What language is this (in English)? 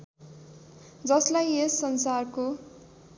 Nepali